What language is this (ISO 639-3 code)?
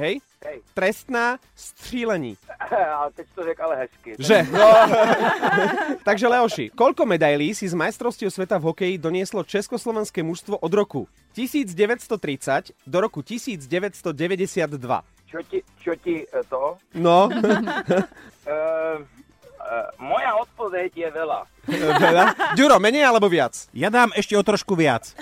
slk